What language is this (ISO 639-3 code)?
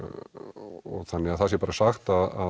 isl